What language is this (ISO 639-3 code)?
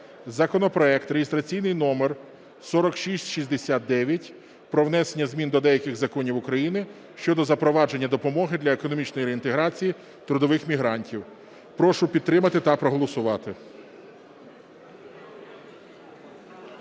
ukr